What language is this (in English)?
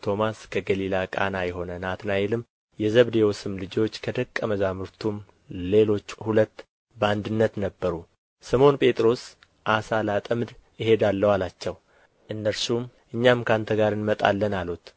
Amharic